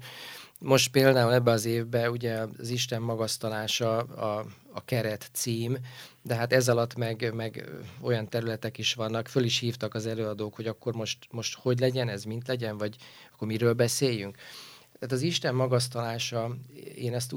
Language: Hungarian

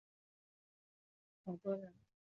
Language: Chinese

